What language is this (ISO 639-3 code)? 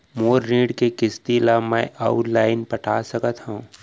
hne